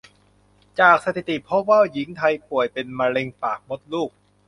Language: Thai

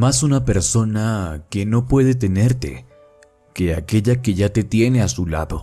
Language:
Spanish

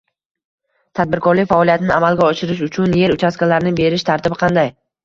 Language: Uzbek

